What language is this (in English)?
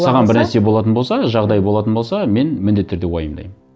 Kazakh